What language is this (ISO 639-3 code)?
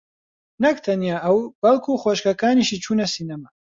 ckb